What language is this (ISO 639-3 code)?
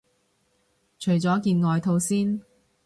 yue